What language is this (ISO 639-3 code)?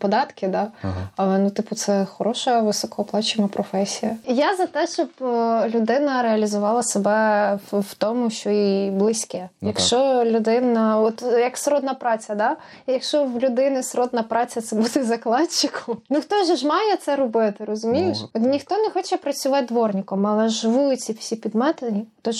ukr